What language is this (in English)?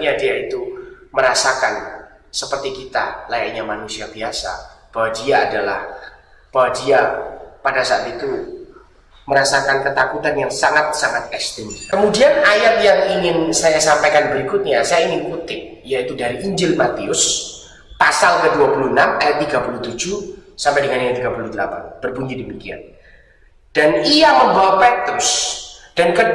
Indonesian